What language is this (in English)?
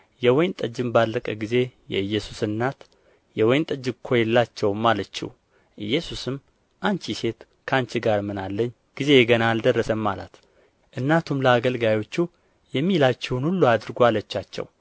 Amharic